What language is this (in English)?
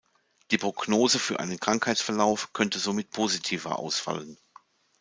German